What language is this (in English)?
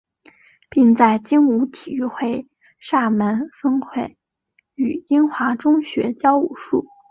Chinese